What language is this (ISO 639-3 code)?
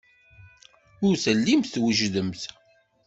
kab